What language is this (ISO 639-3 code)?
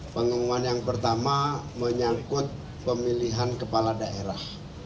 ind